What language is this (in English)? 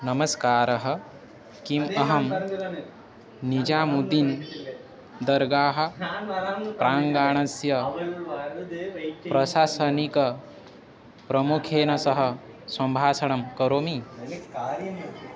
Sanskrit